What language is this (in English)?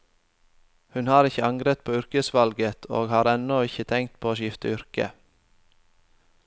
Norwegian